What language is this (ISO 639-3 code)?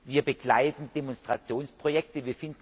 deu